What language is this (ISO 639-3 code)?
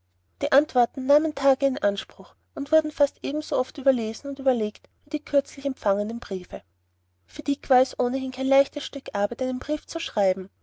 deu